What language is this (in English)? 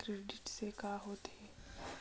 Chhattisgarhi